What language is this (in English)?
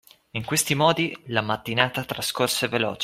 Italian